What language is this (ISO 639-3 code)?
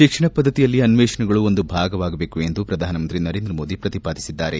kan